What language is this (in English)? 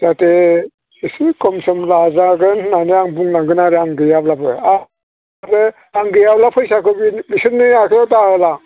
Bodo